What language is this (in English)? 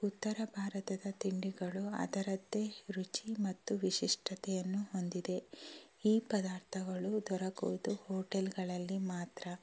Kannada